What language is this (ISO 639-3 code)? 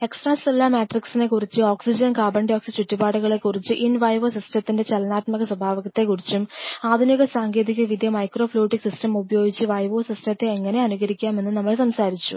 mal